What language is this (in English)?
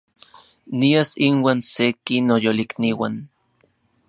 Central Puebla Nahuatl